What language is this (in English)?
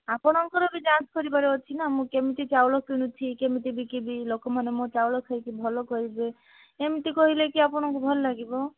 Odia